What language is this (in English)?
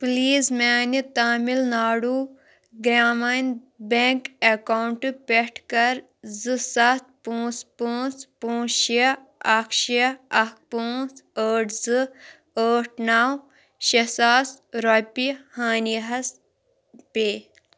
Kashmiri